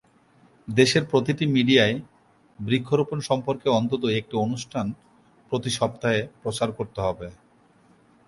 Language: Bangla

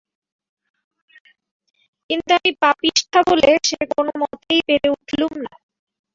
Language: Bangla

